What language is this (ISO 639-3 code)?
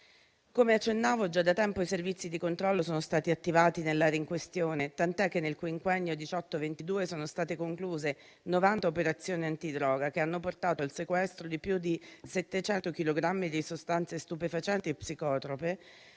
ita